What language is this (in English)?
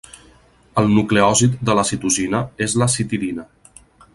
Catalan